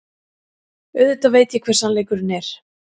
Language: Icelandic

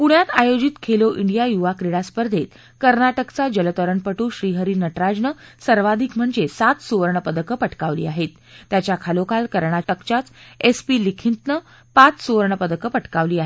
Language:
Marathi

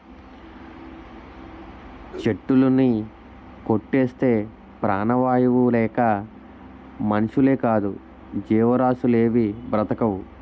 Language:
Telugu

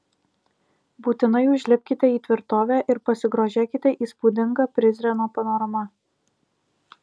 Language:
Lithuanian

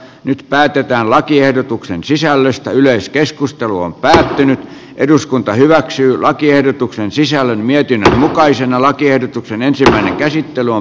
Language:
Finnish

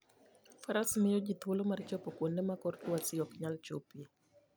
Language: Luo (Kenya and Tanzania)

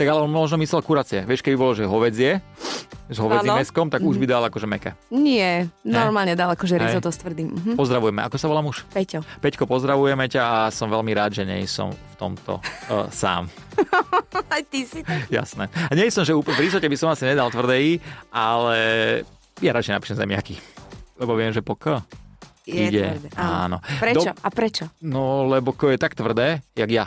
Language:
Slovak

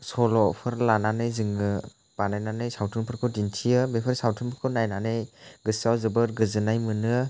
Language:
Bodo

